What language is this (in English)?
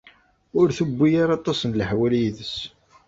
Kabyle